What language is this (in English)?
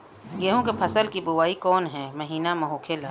Bhojpuri